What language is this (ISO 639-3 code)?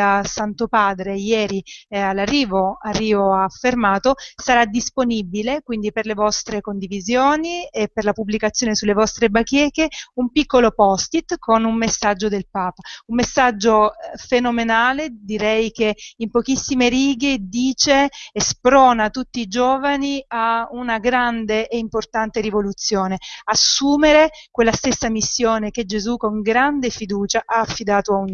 ita